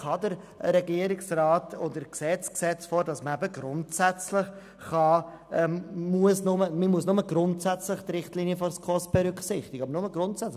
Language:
Swiss German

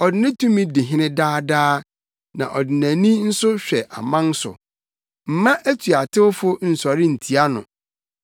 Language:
Akan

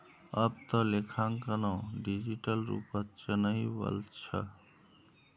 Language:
Magahi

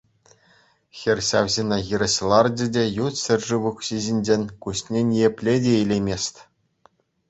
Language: Chuvash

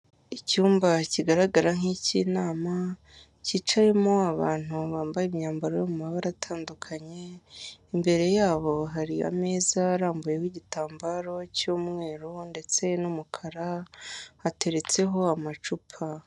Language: Kinyarwanda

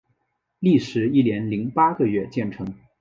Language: Chinese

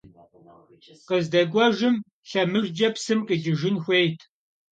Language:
Kabardian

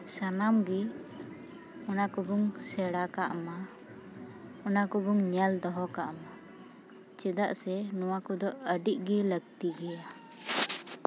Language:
Santali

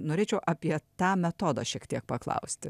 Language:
Lithuanian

